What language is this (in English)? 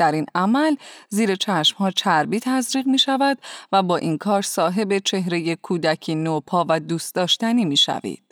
Persian